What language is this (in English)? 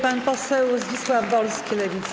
Polish